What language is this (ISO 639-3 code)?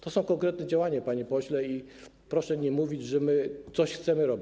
pol